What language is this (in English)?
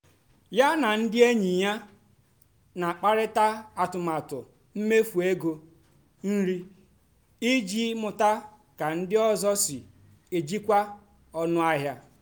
Igbo